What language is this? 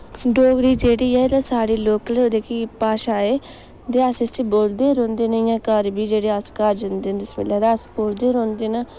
Dogri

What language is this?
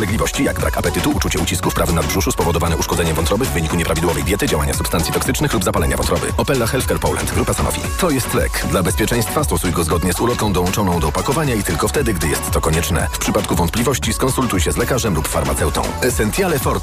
Polish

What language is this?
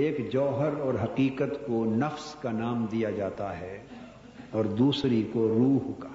Urdu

